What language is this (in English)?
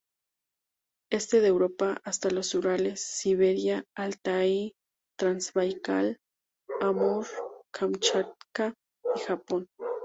Spanish